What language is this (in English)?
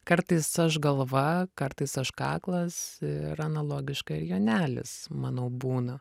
Lithuanian